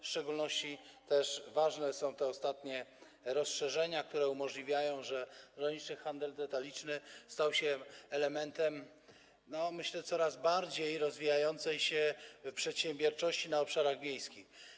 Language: Polish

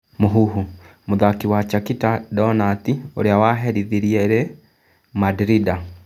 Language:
Kikuyu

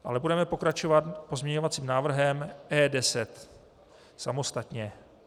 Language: Czech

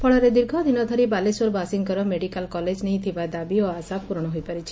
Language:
Odia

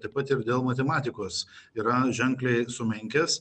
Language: Lithuanian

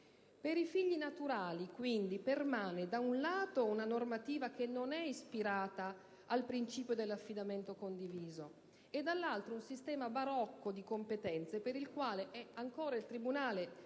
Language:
Italian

